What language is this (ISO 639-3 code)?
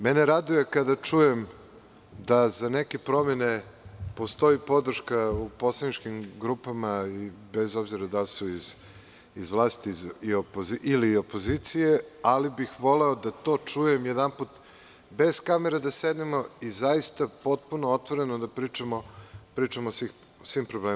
srp